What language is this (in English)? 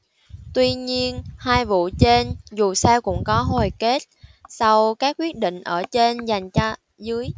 Vietnamese